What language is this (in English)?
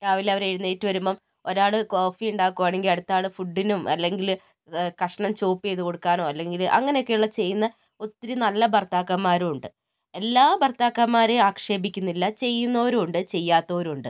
Malayalam